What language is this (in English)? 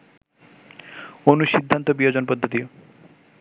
Bangla